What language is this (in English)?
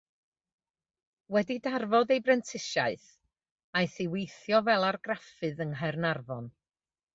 Welsh